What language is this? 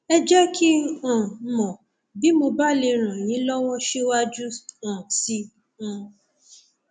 Yoruba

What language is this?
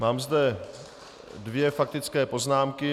Czech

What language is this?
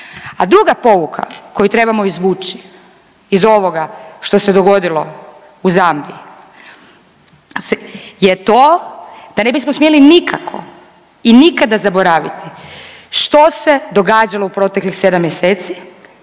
Croatian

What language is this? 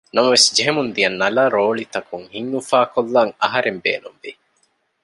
Divehi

